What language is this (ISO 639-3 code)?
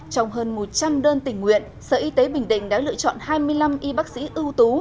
vie